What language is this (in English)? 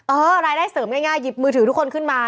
Thai